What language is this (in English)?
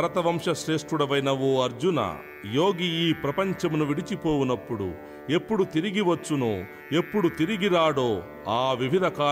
Telugu